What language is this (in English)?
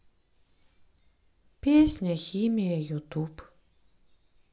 Russian